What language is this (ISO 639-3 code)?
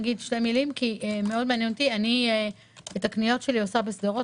heb